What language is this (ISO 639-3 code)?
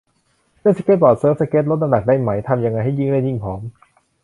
tha